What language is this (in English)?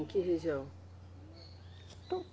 Portuguese